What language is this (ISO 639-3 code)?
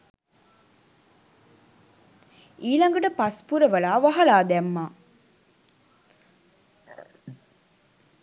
sin